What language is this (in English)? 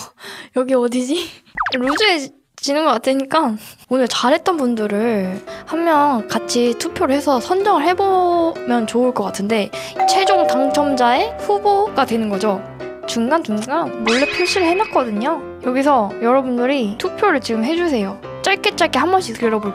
Korean